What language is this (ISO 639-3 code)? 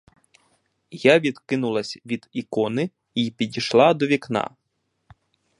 ukr